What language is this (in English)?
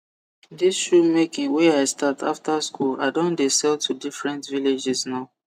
Nigerian Pidgin